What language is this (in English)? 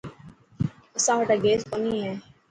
Dhatki